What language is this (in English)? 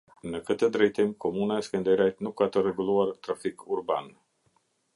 Albanian